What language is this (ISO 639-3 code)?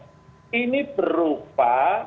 ind